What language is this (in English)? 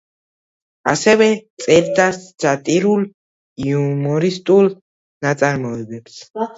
Georgian